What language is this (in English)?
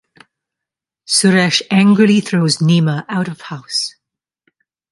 English